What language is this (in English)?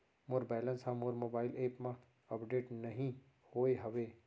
Chhattisgarhi